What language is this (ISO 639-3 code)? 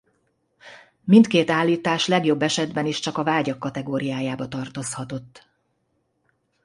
hun